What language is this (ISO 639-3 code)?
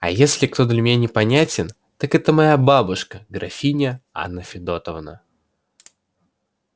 rus